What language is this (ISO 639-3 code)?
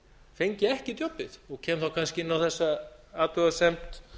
isl